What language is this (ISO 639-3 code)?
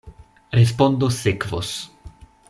epo